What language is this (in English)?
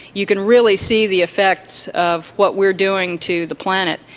English